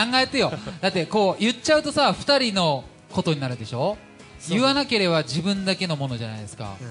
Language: Japanese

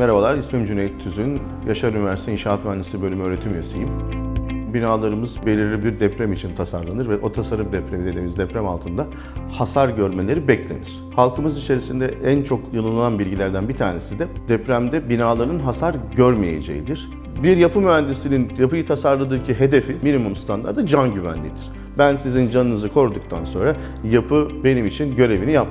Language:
Turkish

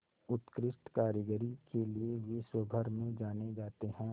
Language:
Hindi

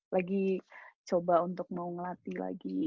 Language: Indonesian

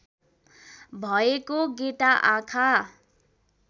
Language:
Nepali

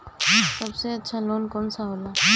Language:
Bhojpuri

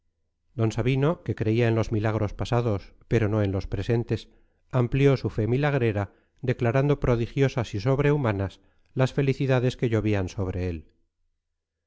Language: Spanish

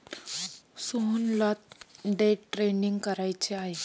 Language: Marathi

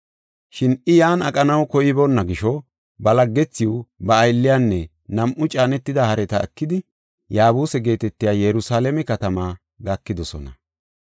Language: Gofa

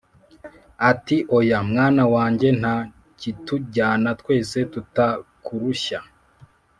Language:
Kinyarwanda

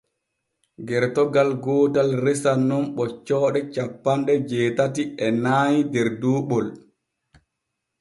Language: Borgu Fulfulde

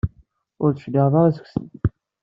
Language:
Kabyle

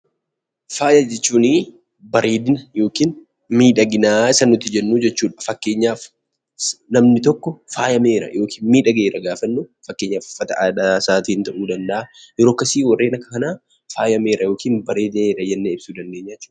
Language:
Oromo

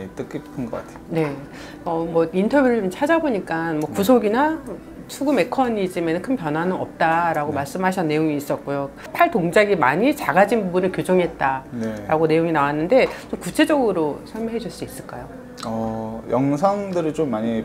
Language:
Korean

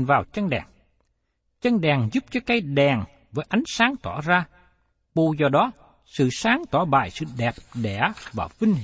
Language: Vietnamese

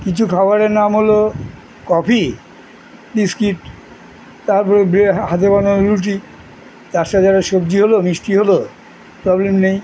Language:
Bangla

